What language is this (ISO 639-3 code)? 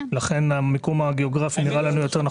heb